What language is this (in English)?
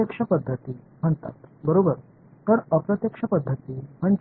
Tamil